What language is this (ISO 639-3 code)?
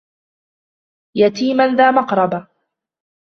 ara